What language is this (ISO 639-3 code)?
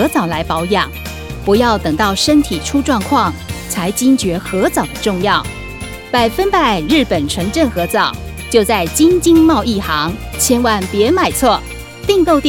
zho